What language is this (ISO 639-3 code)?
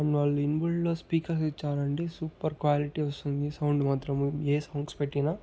tel